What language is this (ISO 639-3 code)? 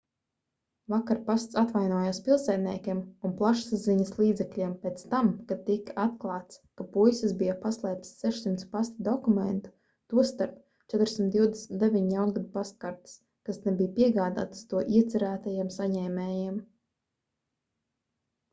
lav